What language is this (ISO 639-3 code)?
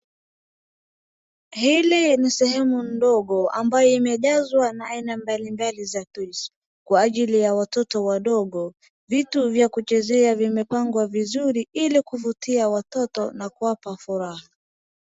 swa